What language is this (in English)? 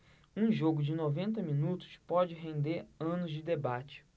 Portuguese